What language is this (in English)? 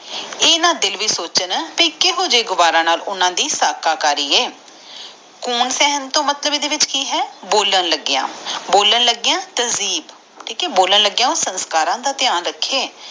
Punjabi